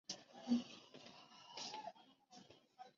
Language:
Chinese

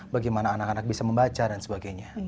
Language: Indonesian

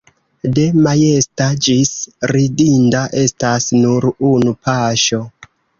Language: Esperanto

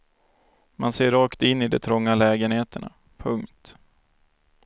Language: Swedish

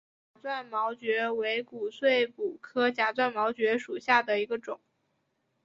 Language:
Chinese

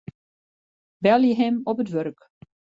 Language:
Western Frisian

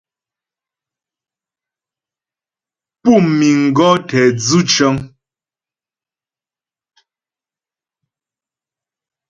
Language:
Ghomala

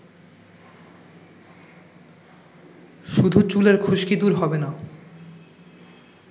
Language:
Bangla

